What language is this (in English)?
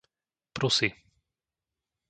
Slovak